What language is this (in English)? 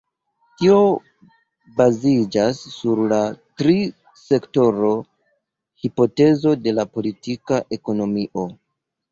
Esperanto